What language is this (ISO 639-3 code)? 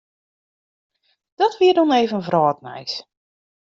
fry